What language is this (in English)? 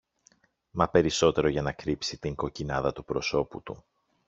Greek